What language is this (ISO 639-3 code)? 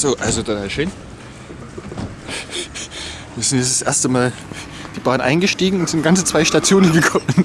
deu